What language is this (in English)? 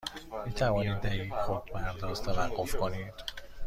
Persian